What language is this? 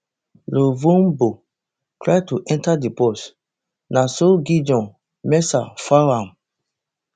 Nigerian Pidgin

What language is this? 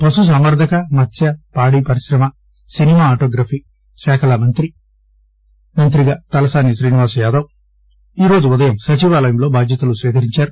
Telugu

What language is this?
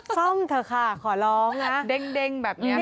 Thai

